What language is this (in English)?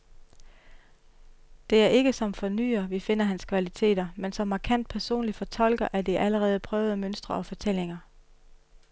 Danish